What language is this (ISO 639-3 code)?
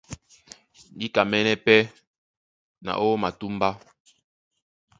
dua